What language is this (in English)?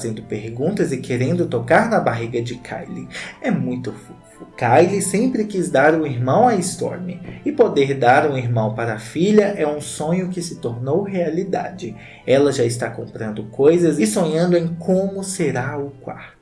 Portuguese